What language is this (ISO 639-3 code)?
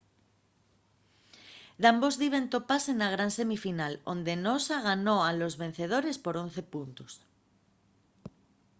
ast